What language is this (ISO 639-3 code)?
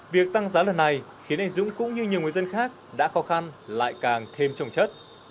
vie